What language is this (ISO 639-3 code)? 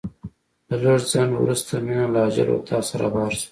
pus